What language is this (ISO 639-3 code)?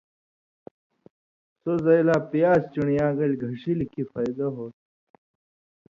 mvy